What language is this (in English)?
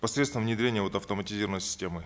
Kazakh